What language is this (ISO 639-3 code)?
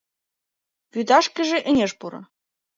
chm